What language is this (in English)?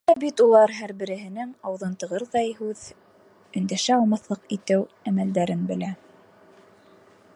Bashkir